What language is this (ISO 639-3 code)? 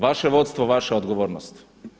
hrv